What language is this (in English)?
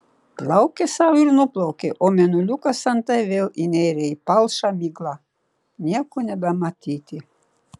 Lithuanian